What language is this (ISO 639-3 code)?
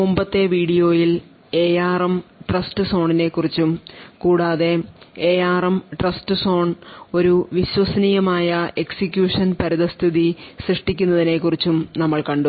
mal